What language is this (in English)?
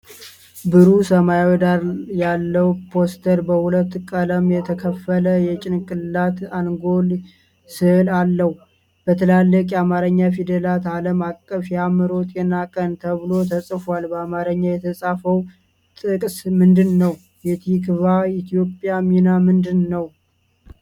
Amharic